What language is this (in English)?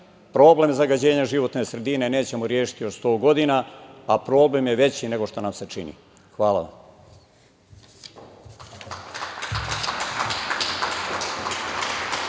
Serbian